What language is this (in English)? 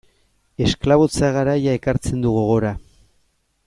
Basque